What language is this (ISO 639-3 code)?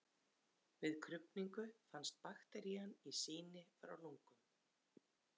isl